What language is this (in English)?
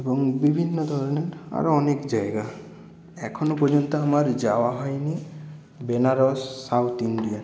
Bangla